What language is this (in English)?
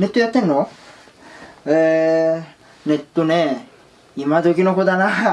Japanese